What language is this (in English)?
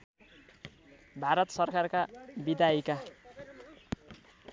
Nepali